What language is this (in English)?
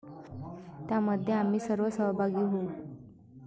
Marathi